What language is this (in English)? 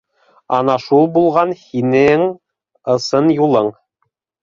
Bashkir